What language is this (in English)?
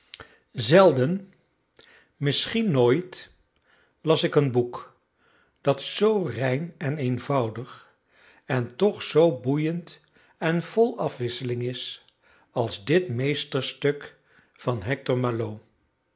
Dutch